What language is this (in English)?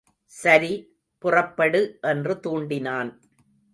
Tamil